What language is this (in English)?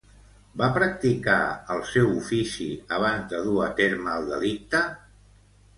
Catalan